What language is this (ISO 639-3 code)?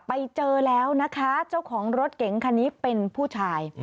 tha